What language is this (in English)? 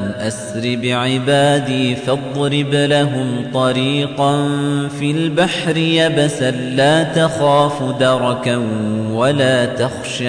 Arabic